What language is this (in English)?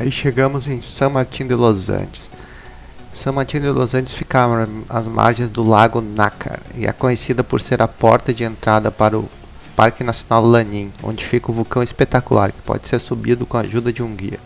Portuguese